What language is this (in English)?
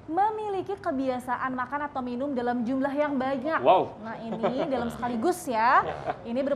Indonesian